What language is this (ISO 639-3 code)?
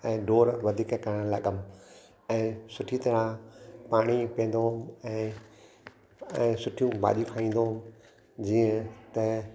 snd